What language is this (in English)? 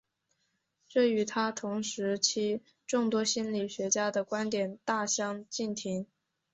Chinese